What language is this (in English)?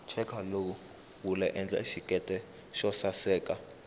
Tsonga